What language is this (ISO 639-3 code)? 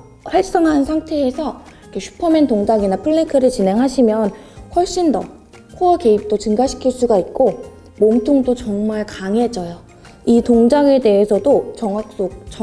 kor